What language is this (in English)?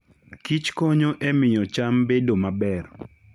Luo (Kenya and Tanzania)